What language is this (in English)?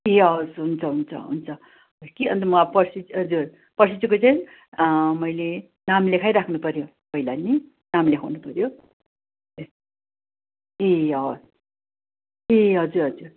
Nepali